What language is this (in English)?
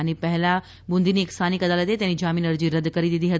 Gujarati